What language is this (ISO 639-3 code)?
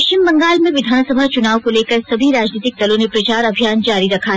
hin